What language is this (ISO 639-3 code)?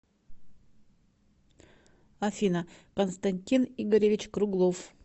rus